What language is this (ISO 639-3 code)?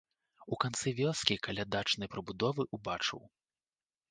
bel